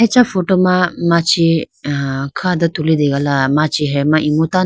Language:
Idu-Mishmi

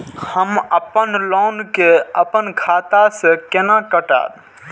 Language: Maithili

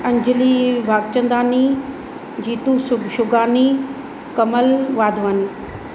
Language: Sindhi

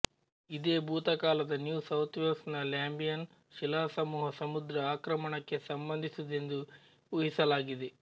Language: Kannada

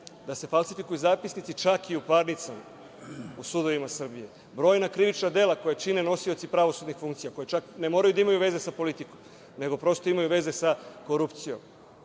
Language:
Serbian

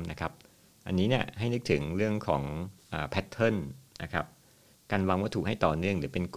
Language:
Thai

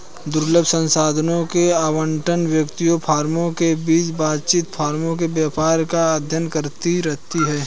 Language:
Hindi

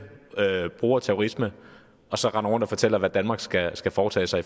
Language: Danish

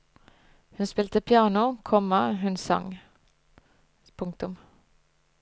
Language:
Norwegian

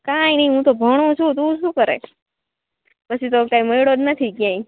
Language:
Gujarati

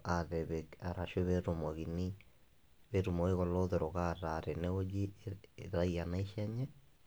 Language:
Masai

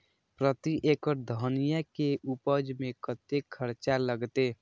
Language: Maithili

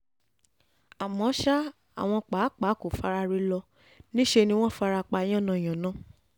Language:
Yoruba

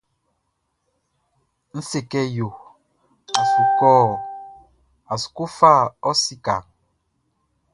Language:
Baoulé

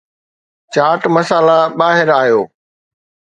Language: Sindhi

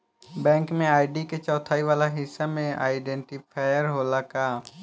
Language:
Bhojpuri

